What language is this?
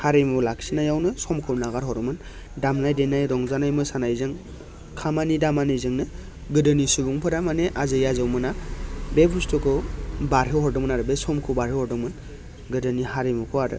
Bodo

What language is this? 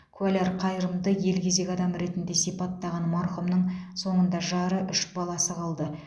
Kazakh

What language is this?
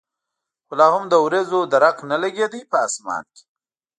Pashto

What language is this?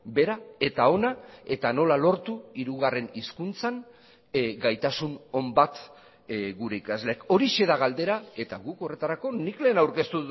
Basque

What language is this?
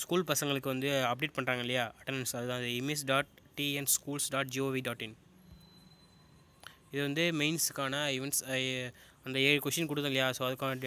Tamil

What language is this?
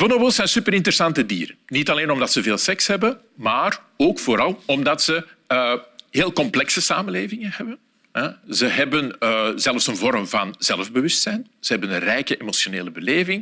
Dutch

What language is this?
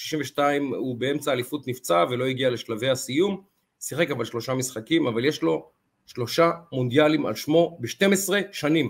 Hebrew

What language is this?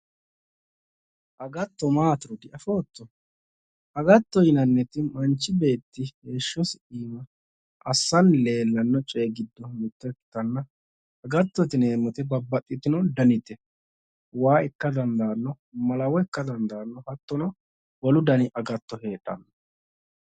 Sidamo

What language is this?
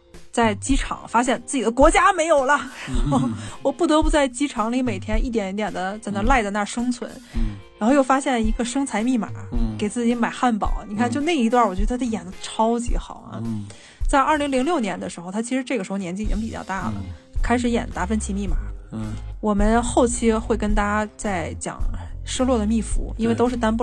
Chinese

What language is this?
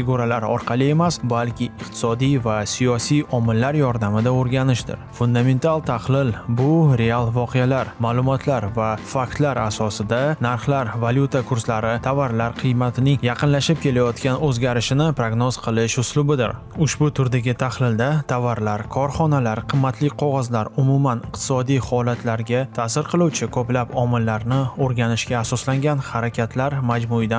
Uzbek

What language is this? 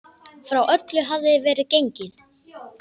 Icelandic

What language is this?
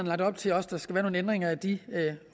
Danish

